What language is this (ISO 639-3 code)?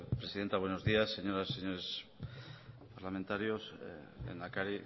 spa